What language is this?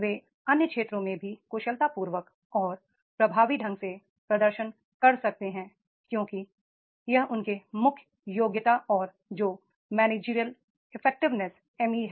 Hindi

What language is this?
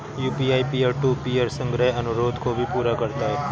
Hindi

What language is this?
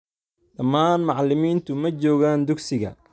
Somali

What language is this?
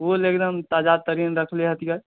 Maithili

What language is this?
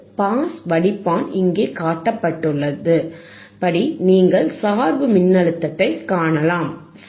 Tamil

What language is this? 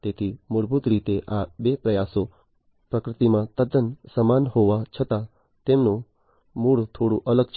Gujarati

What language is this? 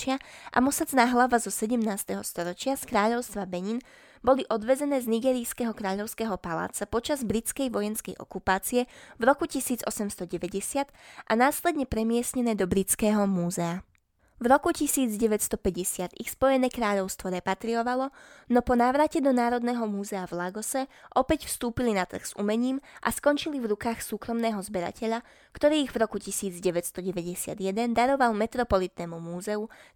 Slovak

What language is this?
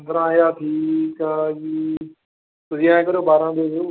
Punjabi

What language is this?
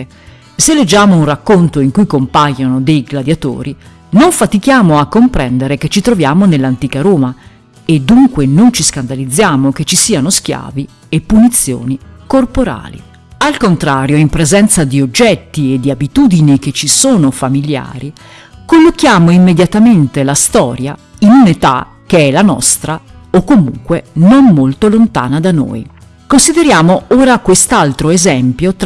Italian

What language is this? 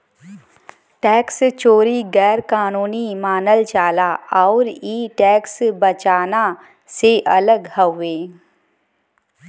Bhojpuri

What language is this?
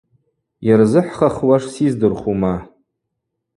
Abaza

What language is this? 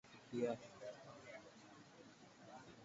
Swahili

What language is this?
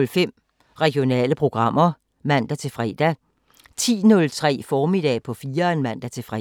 Danish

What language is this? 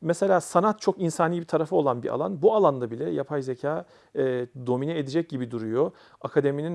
Turkish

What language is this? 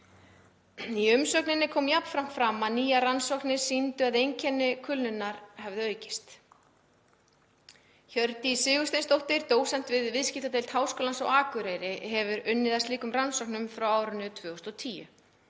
Icelandic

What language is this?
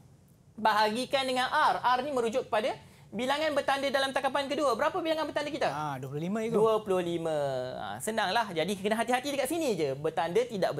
Malay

